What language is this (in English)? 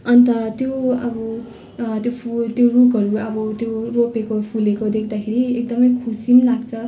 Nepali